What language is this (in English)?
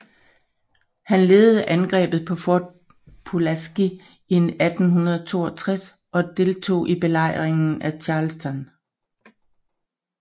Danish